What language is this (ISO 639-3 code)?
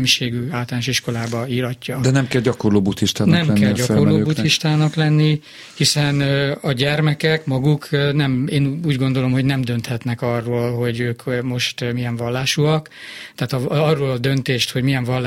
hun